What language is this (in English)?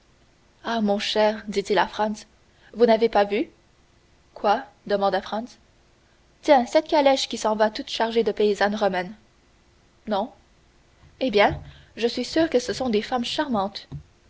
French